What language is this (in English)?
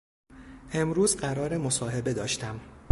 Persian